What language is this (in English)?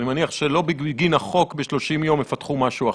Hebrew